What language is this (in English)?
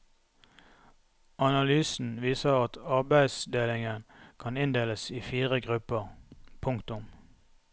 Norwegian